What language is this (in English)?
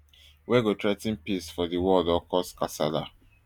Nigerian Pidgin